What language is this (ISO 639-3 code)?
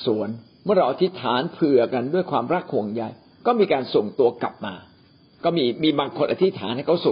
tha